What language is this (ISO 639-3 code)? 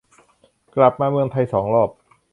tha